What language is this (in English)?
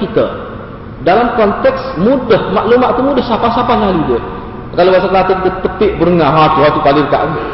Malay